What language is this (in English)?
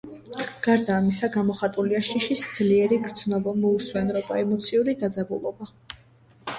Georgian